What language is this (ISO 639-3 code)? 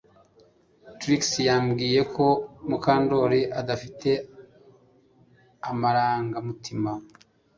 kin